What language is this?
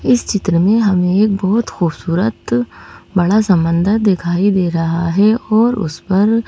Hindi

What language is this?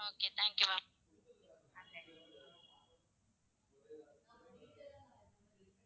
Tamil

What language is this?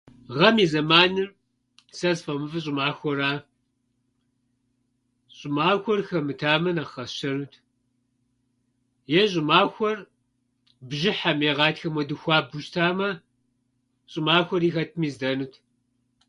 Kabardian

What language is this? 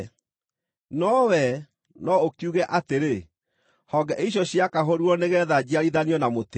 Kikuyu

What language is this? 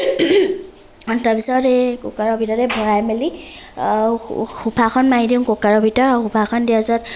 Assamese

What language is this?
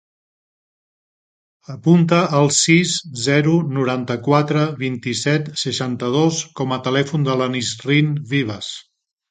Catalan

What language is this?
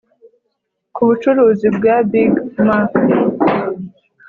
Kinyarwanda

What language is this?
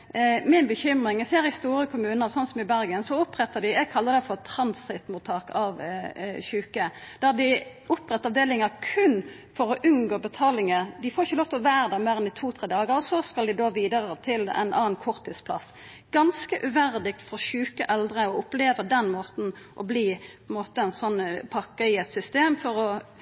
Norwegian Nynorsk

